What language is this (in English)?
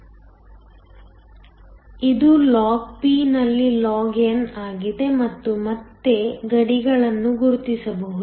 Kannada